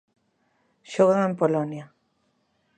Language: Galician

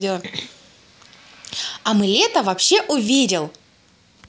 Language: Russian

